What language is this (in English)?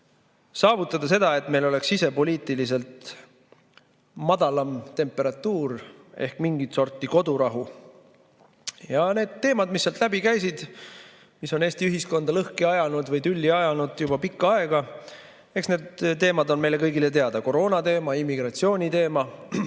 Estonian